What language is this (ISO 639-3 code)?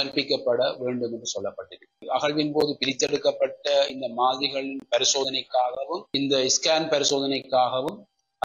tam